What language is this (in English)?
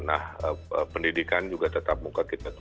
Indonesian